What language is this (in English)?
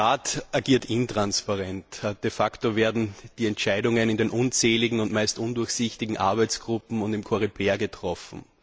German